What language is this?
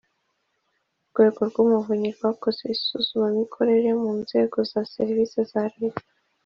Kinyarwanda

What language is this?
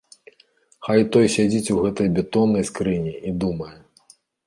Belarusian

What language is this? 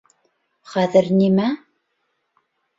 Bashkir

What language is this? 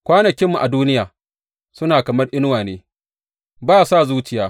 Hausa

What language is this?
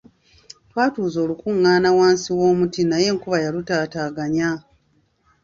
Ganda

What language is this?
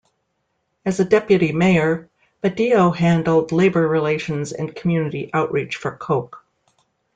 English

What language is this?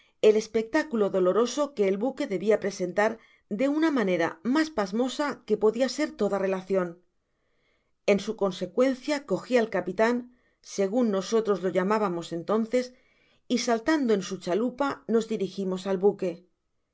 Spanish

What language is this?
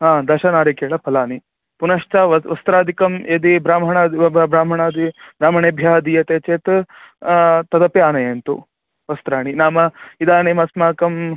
Sanskrit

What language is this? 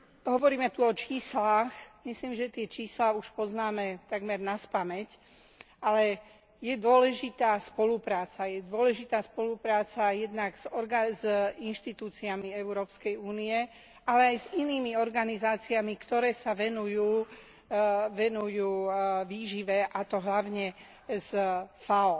Slovak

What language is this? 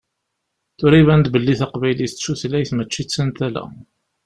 Kabyle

